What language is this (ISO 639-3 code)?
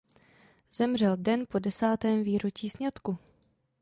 ces